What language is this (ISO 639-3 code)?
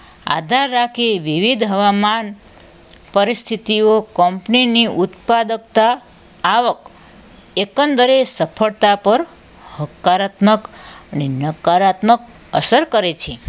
guj